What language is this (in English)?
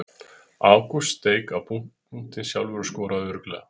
Icelandic